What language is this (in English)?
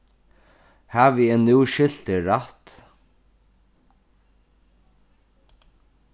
Faroese